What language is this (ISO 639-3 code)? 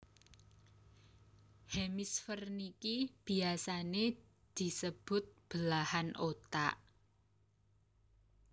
jav